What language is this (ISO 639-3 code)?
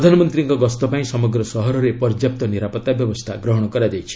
ori